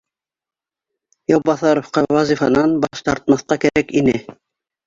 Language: Bashkir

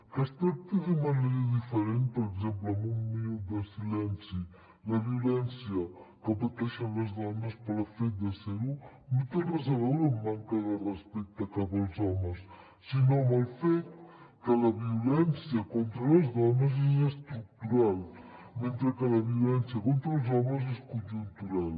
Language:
Catalan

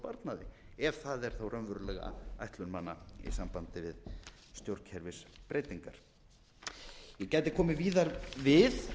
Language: Icelandic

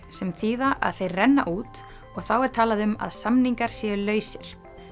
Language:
Icelandic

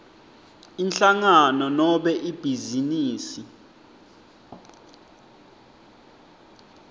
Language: Swati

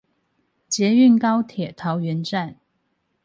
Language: Chinese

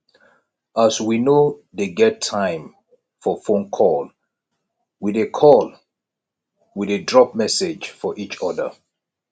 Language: Nigerian Pidgin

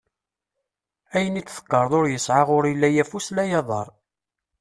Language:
Kabyle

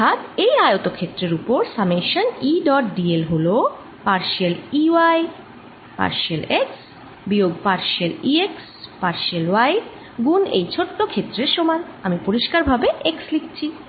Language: Bangla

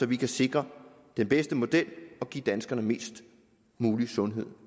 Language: Danish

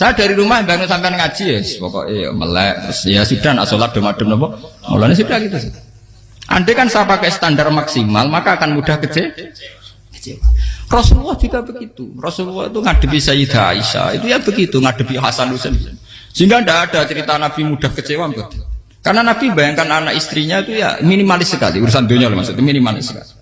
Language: Indonesian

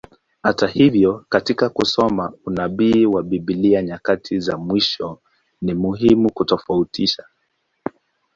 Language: Swahili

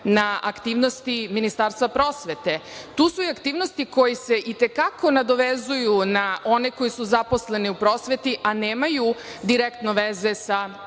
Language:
Serbian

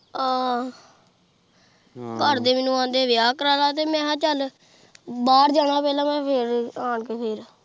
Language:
Punjabi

